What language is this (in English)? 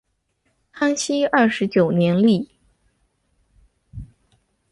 Chinese